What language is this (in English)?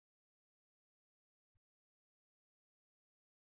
Telugu